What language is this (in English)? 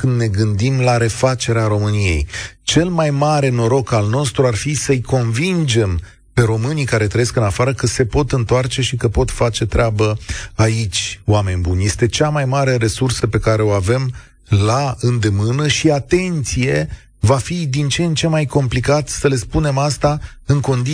Romanian